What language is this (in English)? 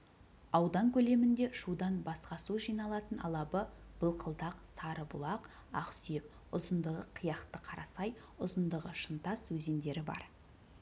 Kazakh